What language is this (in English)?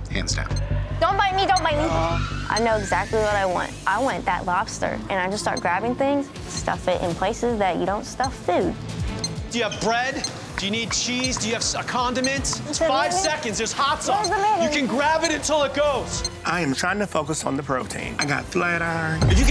English